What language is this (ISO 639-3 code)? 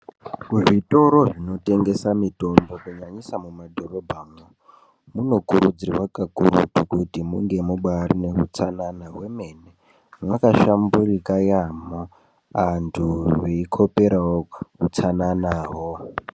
ndc